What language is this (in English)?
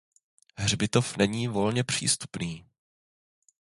Czech